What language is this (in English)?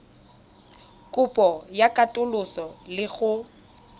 Tswana